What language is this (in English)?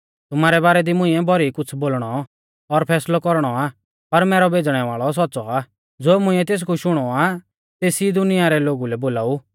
Mahasu Pahari